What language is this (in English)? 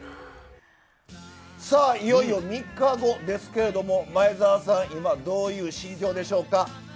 Japanese